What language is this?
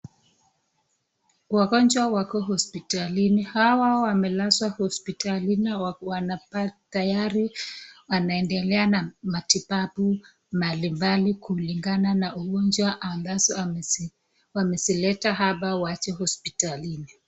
Swahili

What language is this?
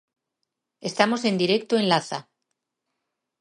Galician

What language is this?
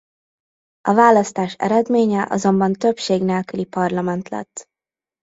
Hungarian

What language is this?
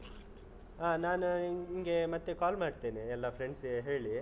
Kannada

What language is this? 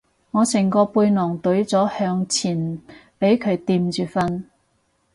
Cantonese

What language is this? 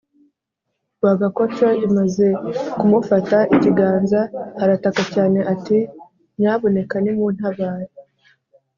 Kinyarwanda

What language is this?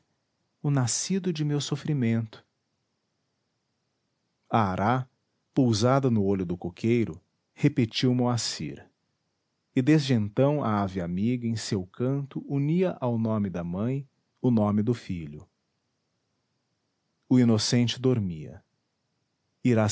Portuguese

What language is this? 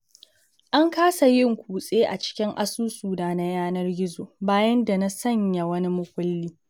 Hausa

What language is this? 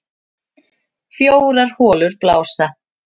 Icelandic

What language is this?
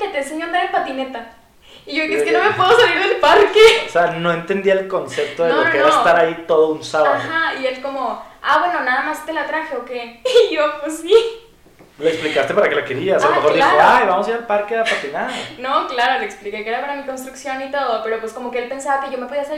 Spanish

